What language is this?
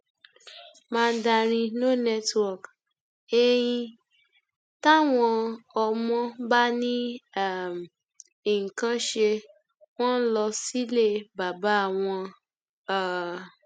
Yoruba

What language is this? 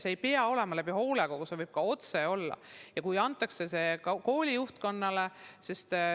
Estonian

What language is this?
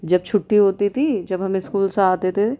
Urdu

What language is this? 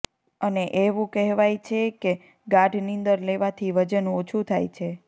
Gujarati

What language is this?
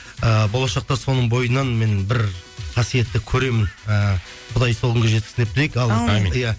Kazakh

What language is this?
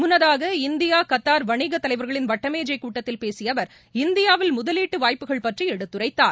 Tamil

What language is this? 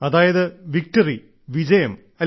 Malayalam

